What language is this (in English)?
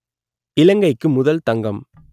Tamil